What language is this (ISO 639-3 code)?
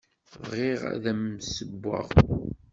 kab